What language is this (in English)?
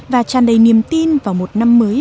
Vietnamese